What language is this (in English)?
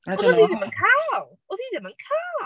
Welsh